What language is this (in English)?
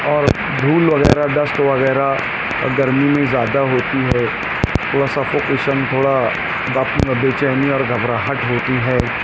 Urdu